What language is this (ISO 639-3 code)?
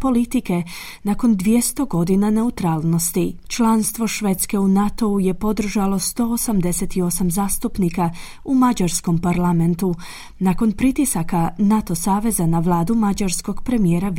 hrv